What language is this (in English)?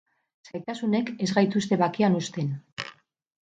Basque